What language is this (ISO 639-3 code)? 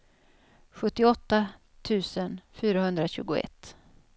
swe